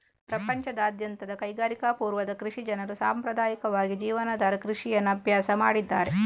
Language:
Kannada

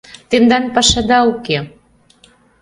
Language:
Mari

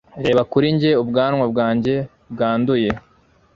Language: Kinyarwanda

